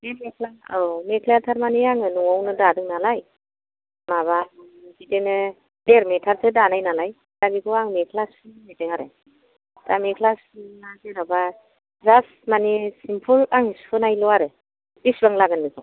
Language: Bodo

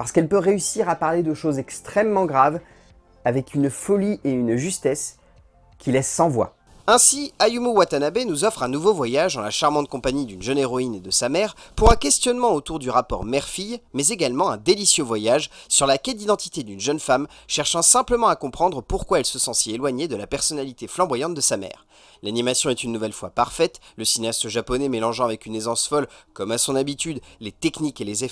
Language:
French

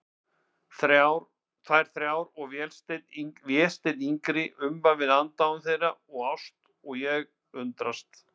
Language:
Icelandic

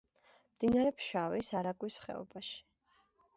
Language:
Georgian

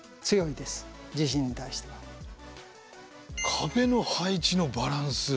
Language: Japanese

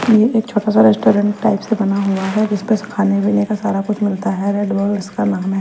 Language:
Hindi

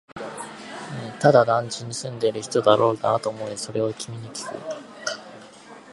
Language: Japanese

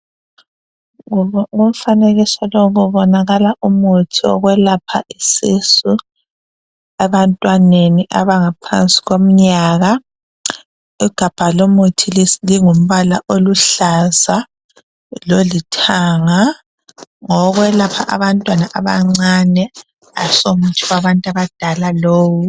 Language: North Ndebele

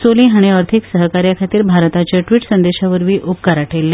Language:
Konkani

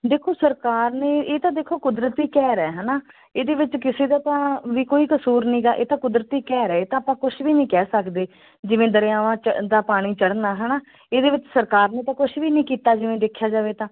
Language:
Punjabi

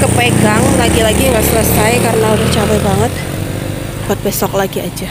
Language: Indonesian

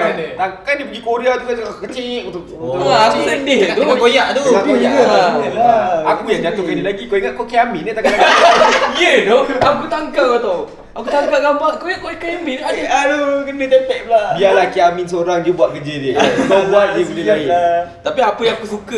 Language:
Malay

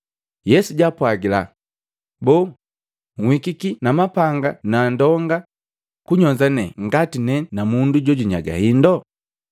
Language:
Matengo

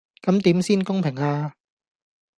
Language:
Cantonese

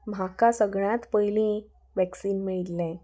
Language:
Konkani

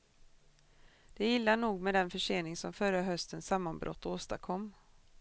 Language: Swedish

